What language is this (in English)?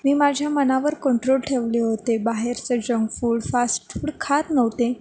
Marathi